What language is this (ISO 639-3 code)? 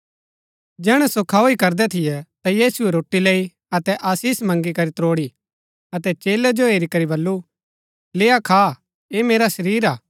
gbk